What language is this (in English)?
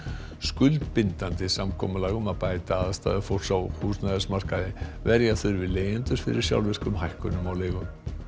Icelandic